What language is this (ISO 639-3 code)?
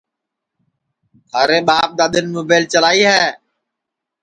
ssi